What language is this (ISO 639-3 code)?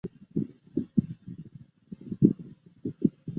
zho